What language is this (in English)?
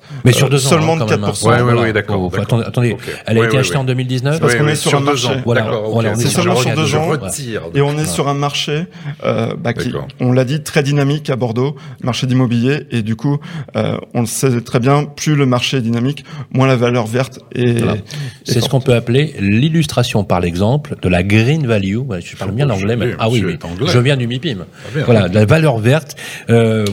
French